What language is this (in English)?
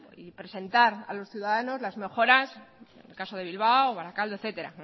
Spanish